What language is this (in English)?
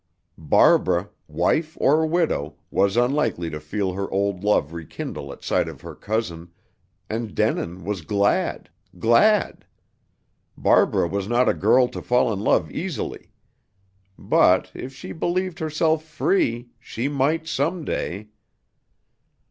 English